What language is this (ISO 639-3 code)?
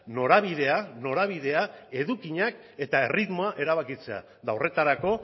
eus